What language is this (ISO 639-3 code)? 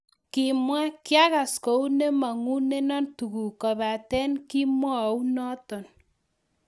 kln